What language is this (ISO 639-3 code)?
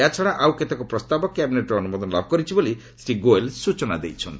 ori